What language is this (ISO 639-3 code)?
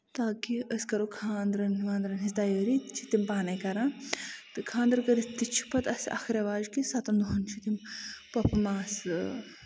kas